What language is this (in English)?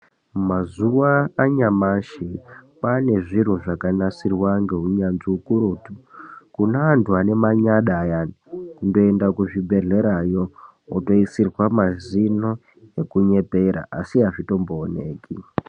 Ndau